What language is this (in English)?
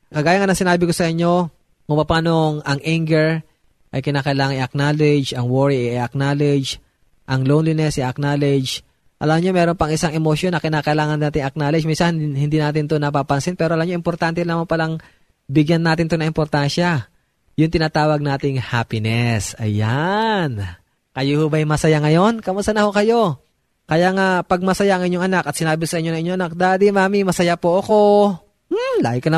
Filipino